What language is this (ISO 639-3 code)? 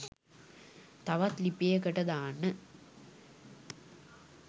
sin